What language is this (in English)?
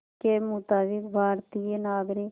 Hindi